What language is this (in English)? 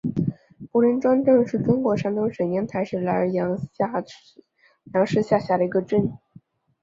Chinese